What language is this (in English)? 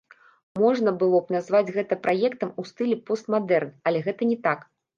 Belarusian